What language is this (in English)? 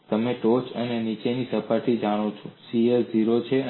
Gujarati